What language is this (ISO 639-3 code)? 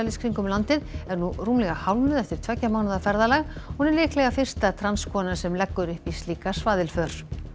isl